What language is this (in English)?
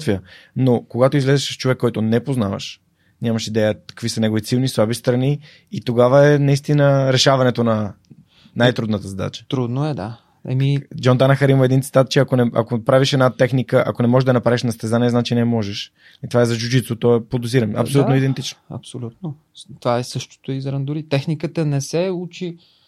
Bulgarian